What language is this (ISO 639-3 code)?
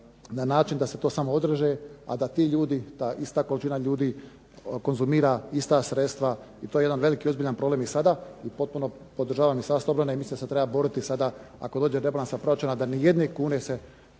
hrv